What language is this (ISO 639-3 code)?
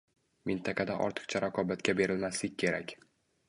uzb